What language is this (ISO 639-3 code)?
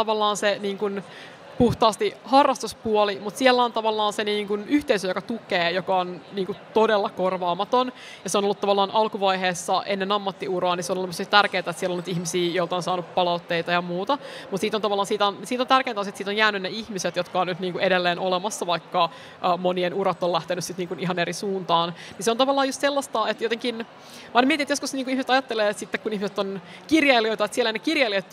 fin